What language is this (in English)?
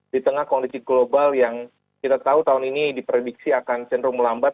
Indonesian